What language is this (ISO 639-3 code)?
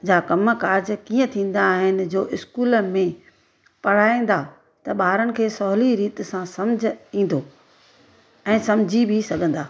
snd